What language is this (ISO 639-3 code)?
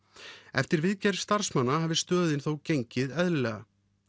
isl